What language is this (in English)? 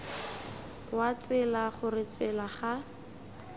Tswana